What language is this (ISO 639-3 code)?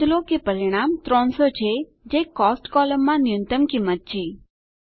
guj